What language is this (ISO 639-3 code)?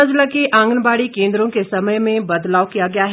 hin